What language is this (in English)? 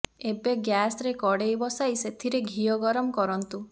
Odia